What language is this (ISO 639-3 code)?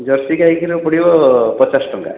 ori